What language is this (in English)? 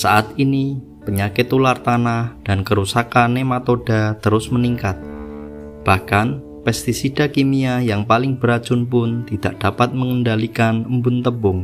Indonesian